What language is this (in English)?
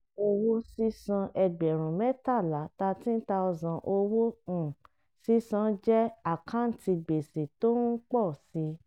Yoruba